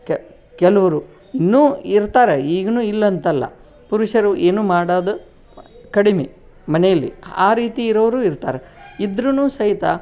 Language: Kannada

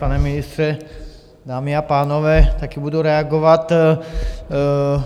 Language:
Czech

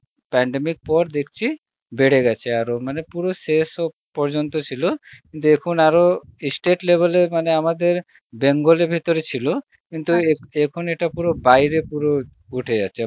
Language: Bangla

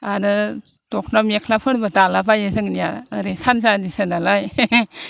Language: Bodo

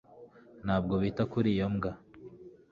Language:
Kinyarwanda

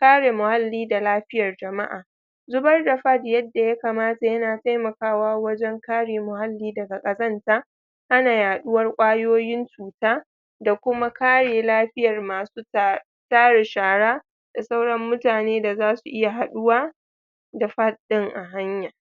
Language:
Hausa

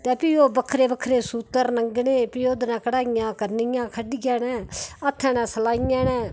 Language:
Dogri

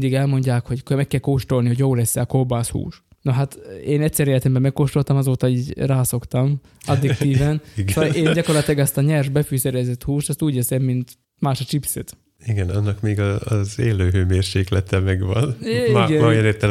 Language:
Hungarian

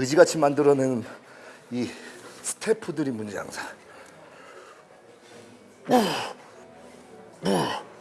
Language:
Korean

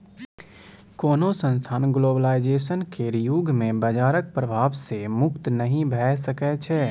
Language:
Maithili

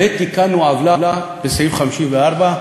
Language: Hebrew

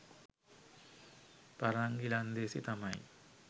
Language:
Sinhala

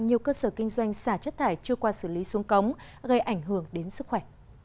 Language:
Vietnamese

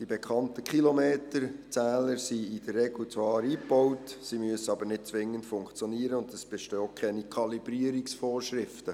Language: Swiss German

